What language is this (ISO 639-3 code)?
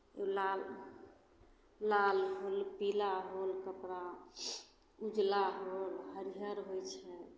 mai